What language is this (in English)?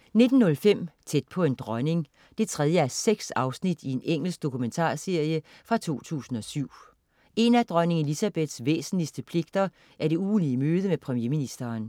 Danish